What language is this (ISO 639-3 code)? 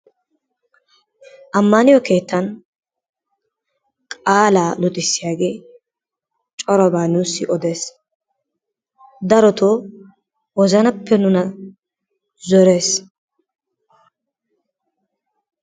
wal